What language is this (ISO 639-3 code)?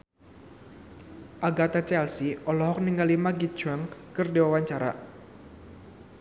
sun